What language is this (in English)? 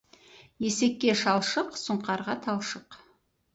Kazakh